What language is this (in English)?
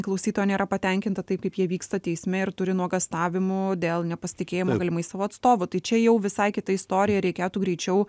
Lithuanian